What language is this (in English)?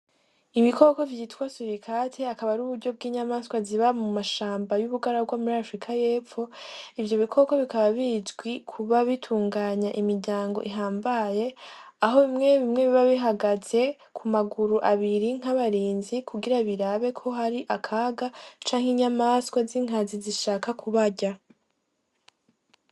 Rundi